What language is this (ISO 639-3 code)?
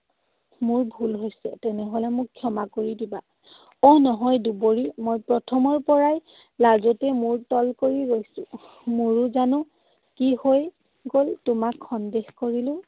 asm